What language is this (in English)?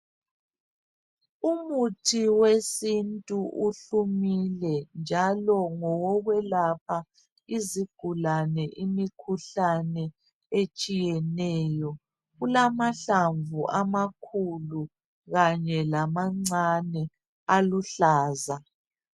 North Ndebele